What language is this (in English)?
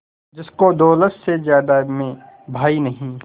Hindi